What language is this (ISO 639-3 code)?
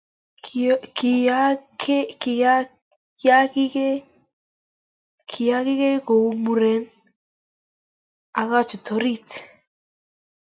kln